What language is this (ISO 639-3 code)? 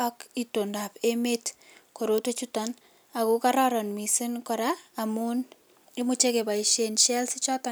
kln